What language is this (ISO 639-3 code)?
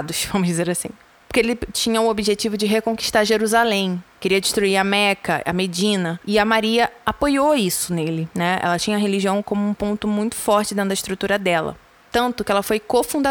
por